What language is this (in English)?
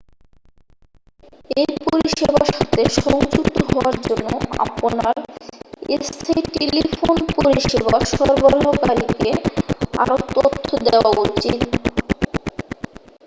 Bangla